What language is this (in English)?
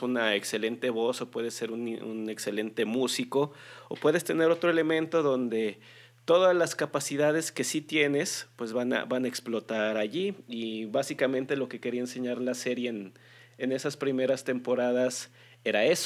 Spanish